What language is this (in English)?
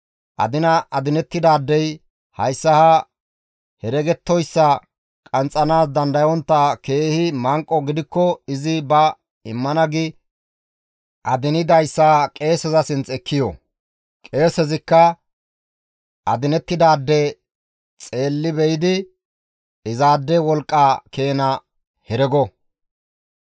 Gamo